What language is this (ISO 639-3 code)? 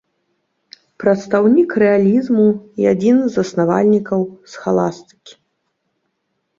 bel